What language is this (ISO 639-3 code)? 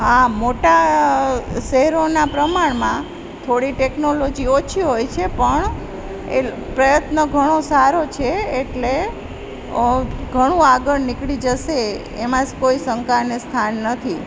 guj